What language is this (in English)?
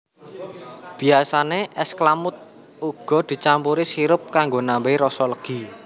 Javanese